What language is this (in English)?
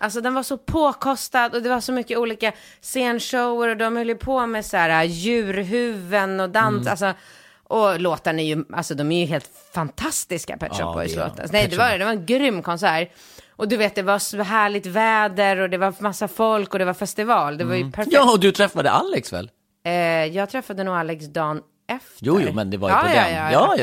Swedish